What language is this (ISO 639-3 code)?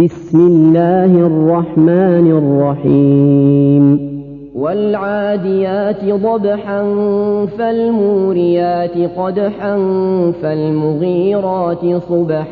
ara